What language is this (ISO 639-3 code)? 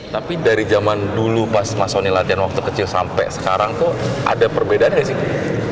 ind